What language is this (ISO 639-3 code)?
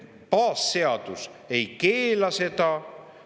est